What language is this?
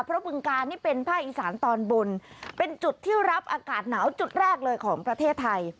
Thai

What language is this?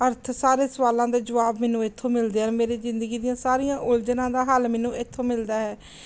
Punjabi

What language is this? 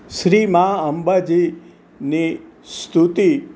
Gujarati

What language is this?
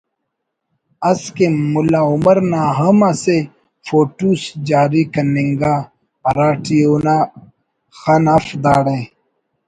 Brahui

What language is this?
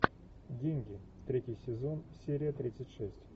Russian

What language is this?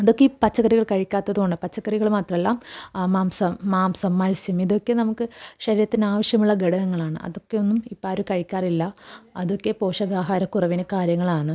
Malayalam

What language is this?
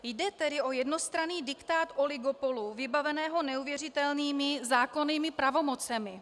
Czech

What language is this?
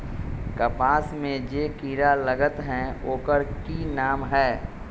Magahi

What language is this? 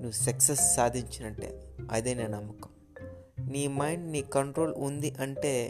Telugu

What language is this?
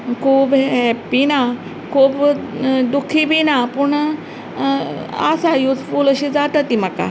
Konkani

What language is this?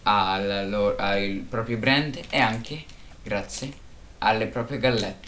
Italian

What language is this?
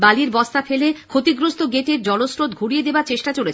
Bangla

